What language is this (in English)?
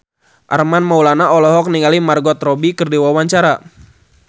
Sundanese